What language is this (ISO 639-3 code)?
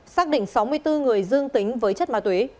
vie